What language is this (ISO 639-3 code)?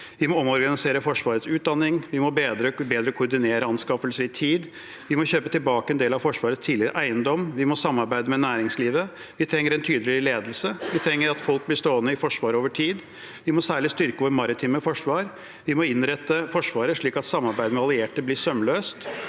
nor